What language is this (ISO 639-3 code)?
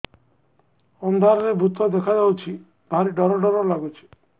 ori